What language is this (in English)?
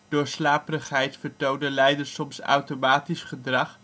Dutch